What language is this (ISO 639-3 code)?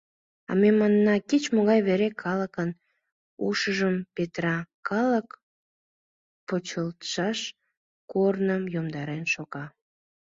chm